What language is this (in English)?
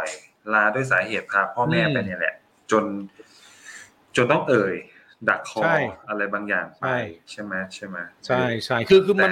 Thai